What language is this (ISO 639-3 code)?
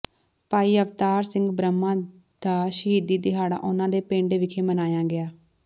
pan